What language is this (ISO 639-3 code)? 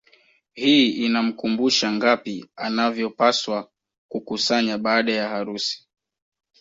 swa